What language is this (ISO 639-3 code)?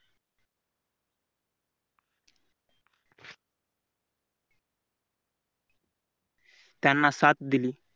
mar